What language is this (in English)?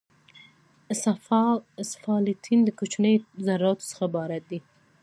Pashto